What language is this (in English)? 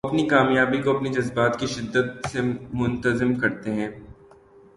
Urdu